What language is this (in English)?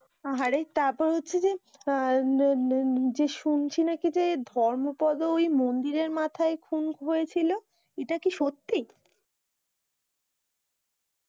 Bangla